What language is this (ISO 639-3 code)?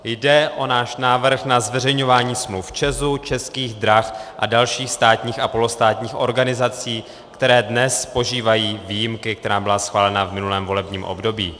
ces